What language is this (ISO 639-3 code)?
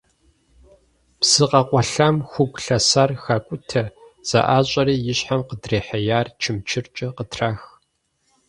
kbd